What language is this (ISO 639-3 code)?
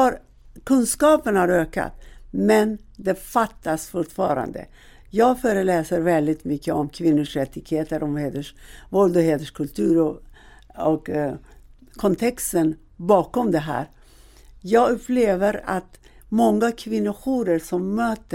swe